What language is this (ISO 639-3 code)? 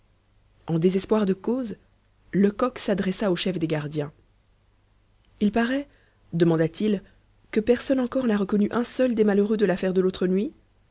fra